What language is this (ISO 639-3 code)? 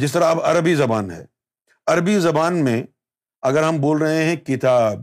urd